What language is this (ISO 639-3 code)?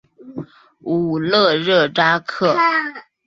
zho